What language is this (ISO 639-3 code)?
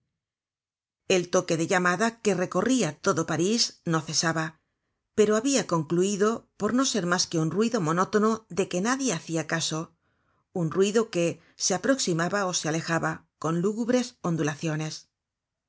spa